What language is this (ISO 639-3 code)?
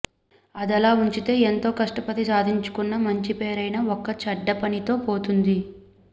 tel